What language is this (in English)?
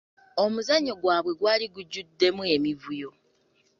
Ganda